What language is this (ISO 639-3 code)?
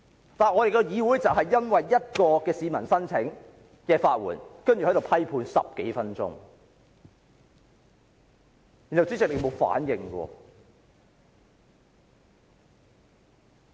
yue